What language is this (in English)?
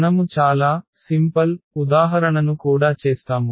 Telugu